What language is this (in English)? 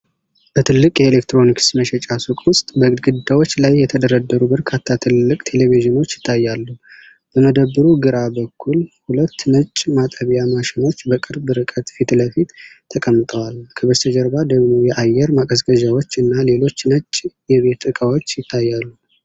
Amharic